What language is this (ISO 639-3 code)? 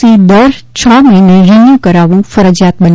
guj